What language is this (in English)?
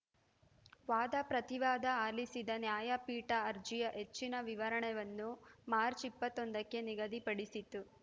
Kannada